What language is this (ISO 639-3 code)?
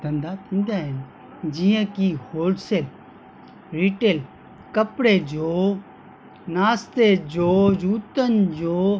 snd